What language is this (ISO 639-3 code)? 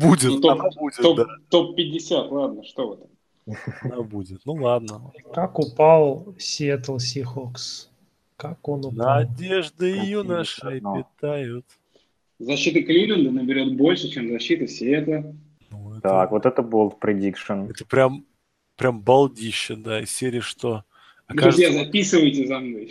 rus